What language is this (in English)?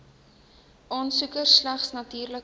Afrikaans